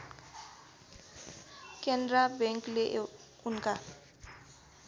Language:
Nepali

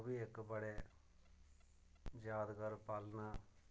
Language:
Dogri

